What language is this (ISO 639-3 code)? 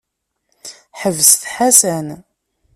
kab